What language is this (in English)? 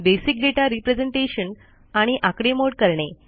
Marathi